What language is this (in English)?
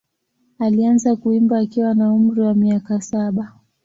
Swahili